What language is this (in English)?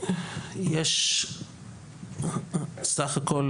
Hebrew